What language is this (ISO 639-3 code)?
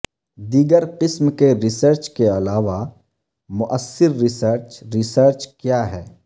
urd